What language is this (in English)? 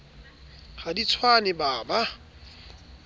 Southern Sotho